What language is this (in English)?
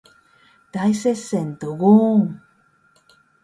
Japanese